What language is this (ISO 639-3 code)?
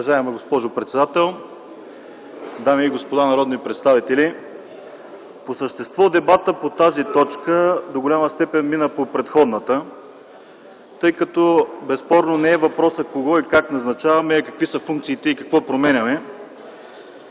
bul